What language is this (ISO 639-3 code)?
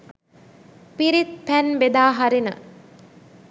sin